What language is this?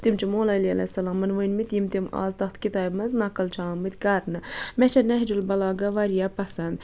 Kashmiri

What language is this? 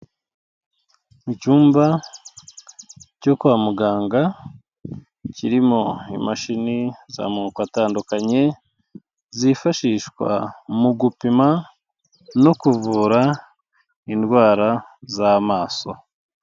Kinyarwanda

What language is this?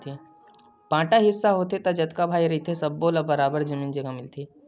Chhattisgarhi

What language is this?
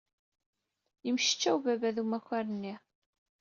Kabyle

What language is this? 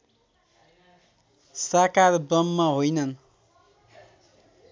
Nepali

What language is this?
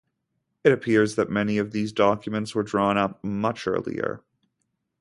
English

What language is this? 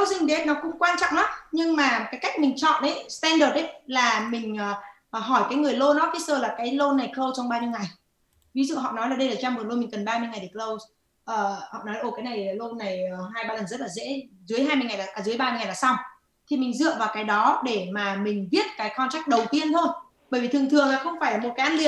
Vietnamese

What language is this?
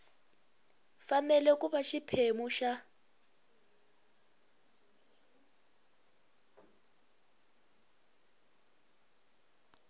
Tsonga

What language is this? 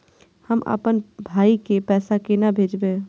Maithili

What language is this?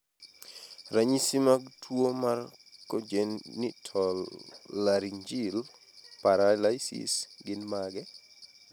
Luo (Kenya and Tanzania)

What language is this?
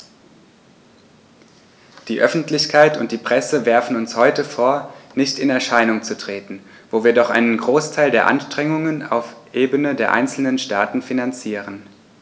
German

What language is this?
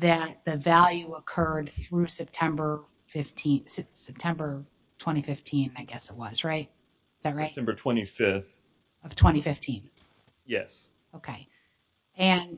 English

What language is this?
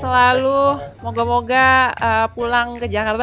Indonesian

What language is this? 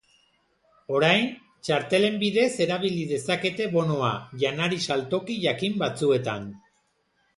Basque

